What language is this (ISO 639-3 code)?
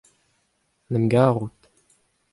bre